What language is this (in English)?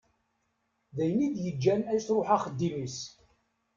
Kabyle